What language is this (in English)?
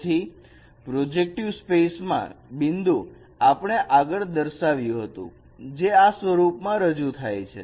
Gujarati